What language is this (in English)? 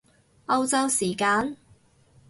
Cantonese